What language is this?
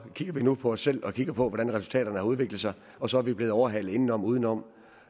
Danish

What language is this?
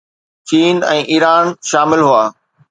Sindhi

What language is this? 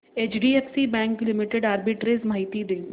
Marathi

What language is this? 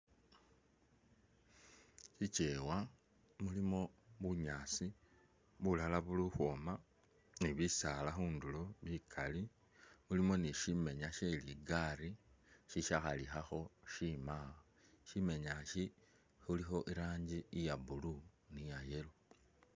Masaaba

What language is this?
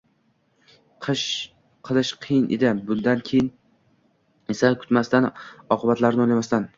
Uzbek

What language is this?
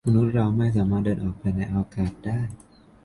Thai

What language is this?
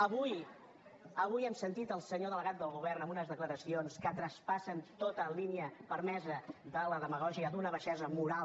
Catalan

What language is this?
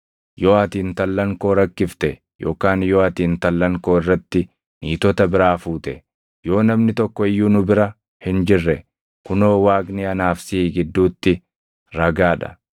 Oromo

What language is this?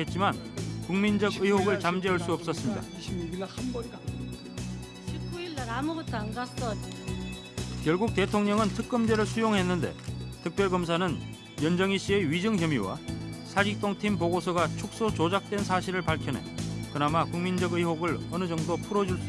Korean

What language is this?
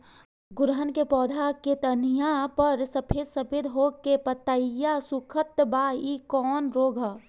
Bhojpuri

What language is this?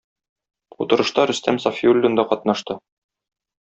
Tatar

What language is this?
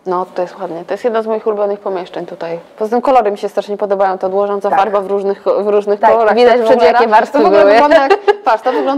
Polish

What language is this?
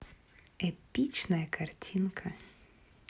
Russian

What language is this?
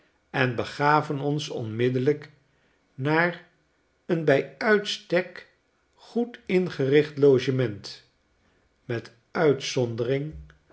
Dutch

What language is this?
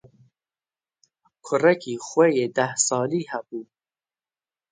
Kurdish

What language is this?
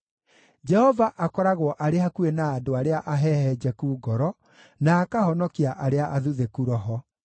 Kikuyu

